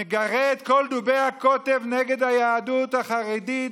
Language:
Hebrew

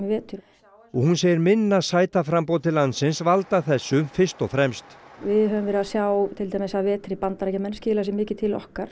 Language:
Icelandic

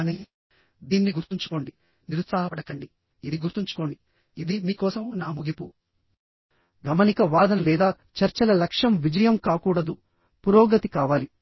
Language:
Telugu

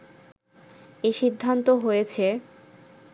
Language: Bangla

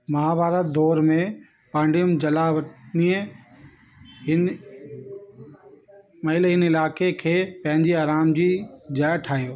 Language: Sindhi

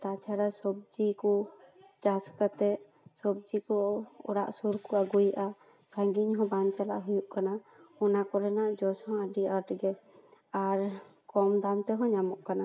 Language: Santali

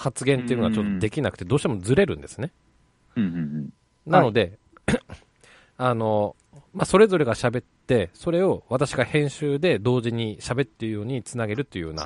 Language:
Japanese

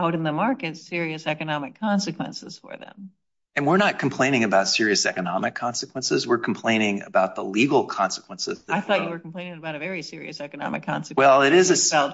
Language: English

